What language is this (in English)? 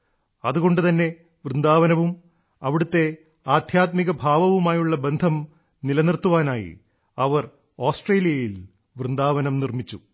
Malayalam